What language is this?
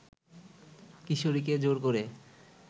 Bangla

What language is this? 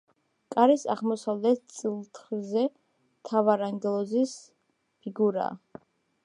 Georgian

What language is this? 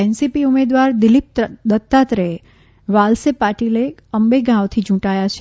Gujarati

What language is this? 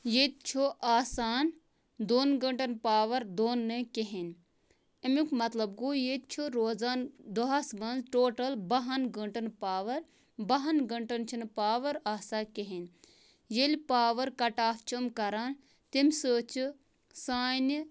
Kashmiri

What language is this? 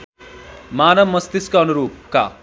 Nepali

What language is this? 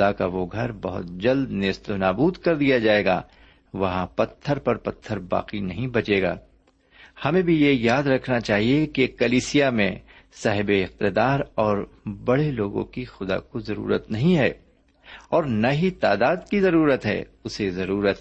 Urdu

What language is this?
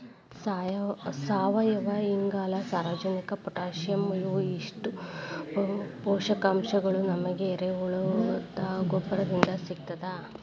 Kannada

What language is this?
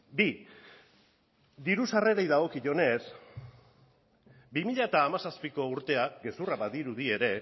Basque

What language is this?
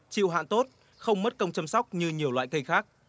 Vietnamese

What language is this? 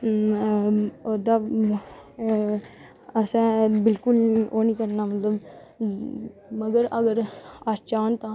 Dogri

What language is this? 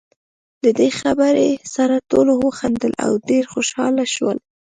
Pashto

